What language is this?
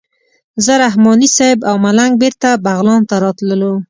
Pashto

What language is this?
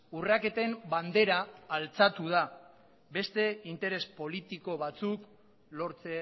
Basque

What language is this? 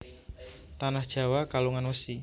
Javanese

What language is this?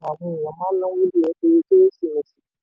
Yoruba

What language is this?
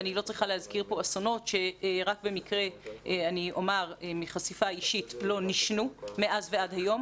Hebrew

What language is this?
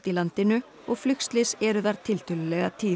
Icelandic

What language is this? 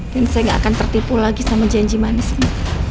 Indonesian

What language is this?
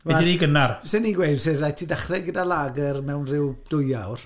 Welsh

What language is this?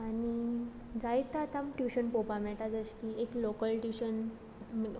Konkani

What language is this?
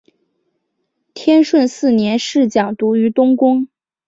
Chinese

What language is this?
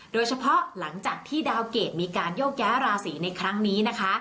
Thai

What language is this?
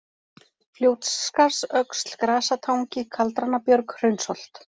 Icelandic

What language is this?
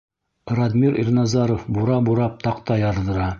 Bashkir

